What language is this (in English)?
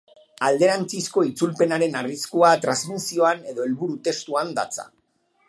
Basque